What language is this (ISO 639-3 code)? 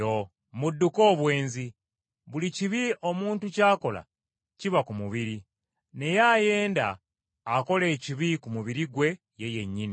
lug